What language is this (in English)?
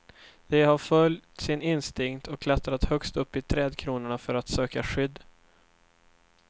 Swedish